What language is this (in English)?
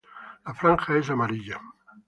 Spanish